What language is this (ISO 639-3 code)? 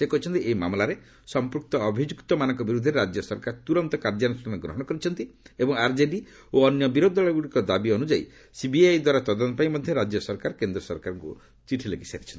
ori